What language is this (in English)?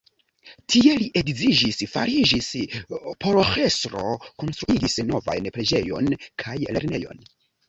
Esperanto